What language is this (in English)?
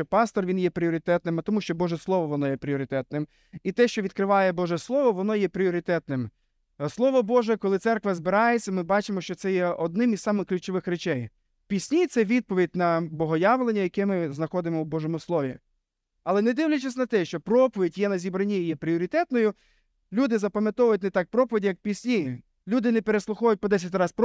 Ukrainian